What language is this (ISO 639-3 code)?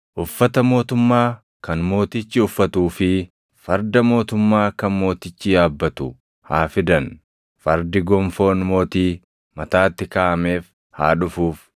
orm